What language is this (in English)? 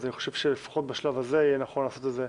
Hebrew